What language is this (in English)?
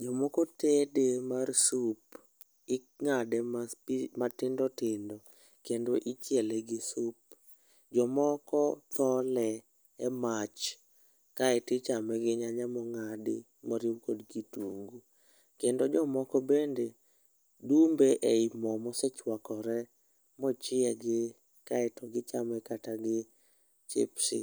Luo (Kenya and Tanzania)